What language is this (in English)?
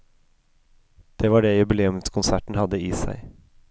Norwegian